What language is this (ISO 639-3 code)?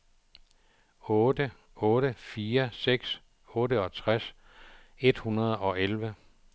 dan